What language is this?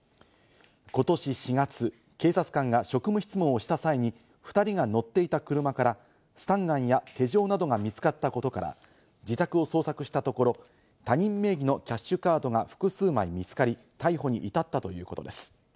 Japanese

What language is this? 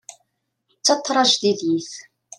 Kabyle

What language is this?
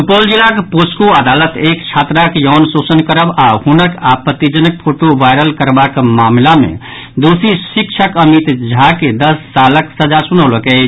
Maithili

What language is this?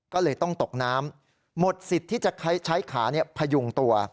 Thai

